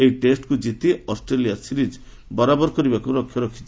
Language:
Odia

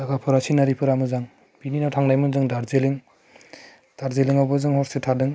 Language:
Bodo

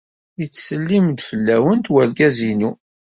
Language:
Kabyle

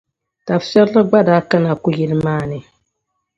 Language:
Dagbani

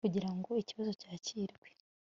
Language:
Kinyarwanda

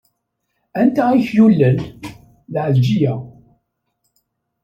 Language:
Kabyle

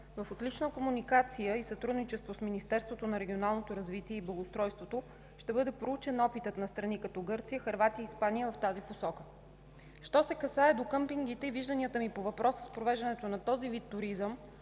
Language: Bulgarian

